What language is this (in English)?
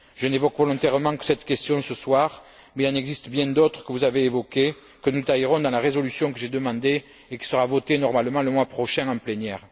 French